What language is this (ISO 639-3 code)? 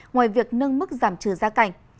vie